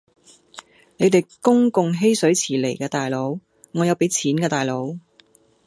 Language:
Cantonese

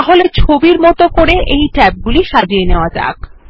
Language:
Bangla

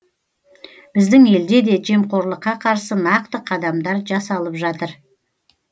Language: Kazakh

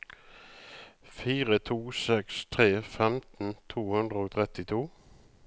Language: Norwegian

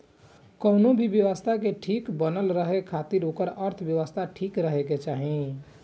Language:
Bhojpuri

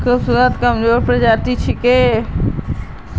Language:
Magahi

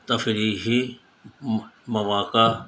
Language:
Urdu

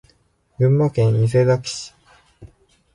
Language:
Japanese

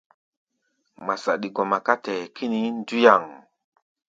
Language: Gbaya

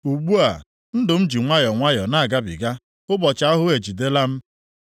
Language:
Igbo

